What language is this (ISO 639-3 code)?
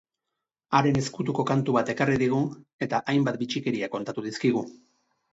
eus